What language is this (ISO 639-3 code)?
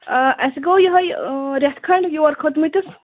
kas